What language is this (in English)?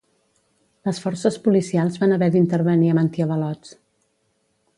Catalan